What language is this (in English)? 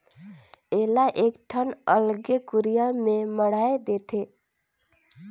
Chhattisgarhi